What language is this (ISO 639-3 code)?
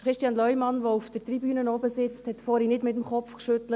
gsw